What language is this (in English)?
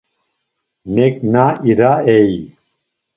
Laz